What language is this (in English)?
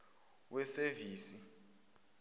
Zulu